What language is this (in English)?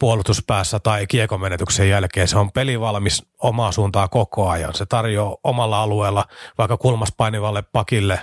Finnish